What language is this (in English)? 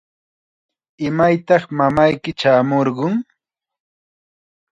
Chiquián Ancash Quechua